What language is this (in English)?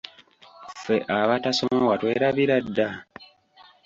Ganda